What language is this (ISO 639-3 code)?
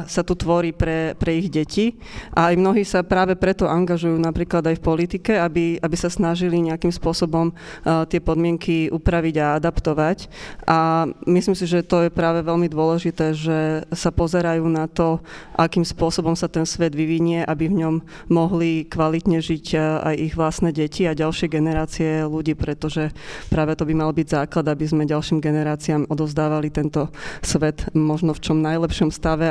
slk